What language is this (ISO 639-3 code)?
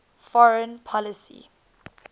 eng